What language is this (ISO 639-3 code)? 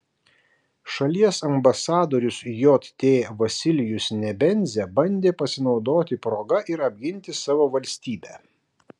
lit